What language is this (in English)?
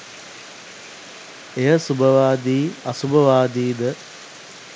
Sinhala